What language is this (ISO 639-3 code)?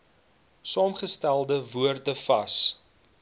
afr